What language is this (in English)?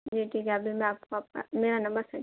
Urdu